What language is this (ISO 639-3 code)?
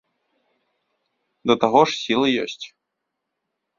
bel